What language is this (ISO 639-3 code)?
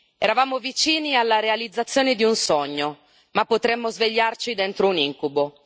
ita